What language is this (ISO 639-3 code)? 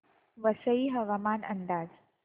mar